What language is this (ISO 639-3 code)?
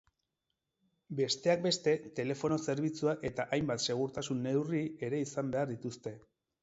eus